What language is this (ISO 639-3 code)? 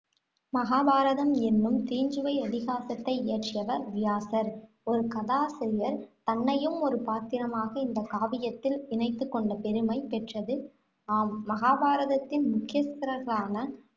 tam